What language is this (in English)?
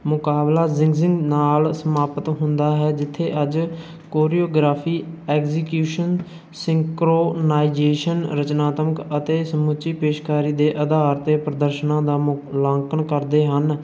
Punjabi